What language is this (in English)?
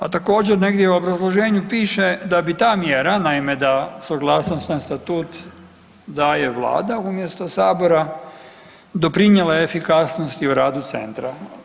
Croatian